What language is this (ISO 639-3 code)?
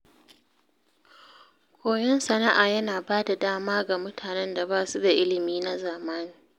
hau